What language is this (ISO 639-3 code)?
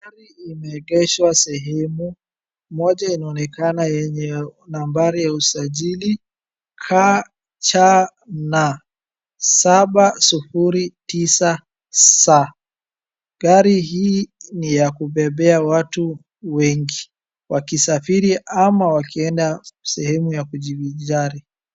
swa